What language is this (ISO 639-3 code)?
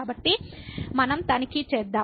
tel